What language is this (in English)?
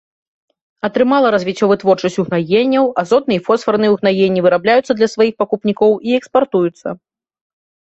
Belarusian